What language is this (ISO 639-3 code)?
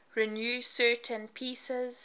eng